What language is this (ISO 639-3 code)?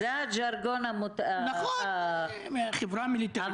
heb